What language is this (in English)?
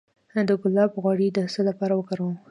Pashto